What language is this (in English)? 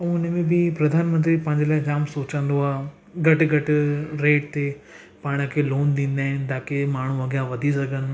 Sindhi